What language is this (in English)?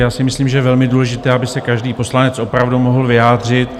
Czech